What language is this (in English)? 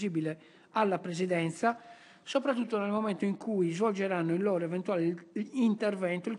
Italian